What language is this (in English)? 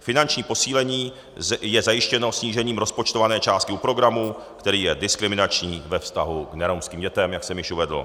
Czech